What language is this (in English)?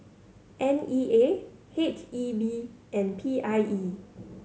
English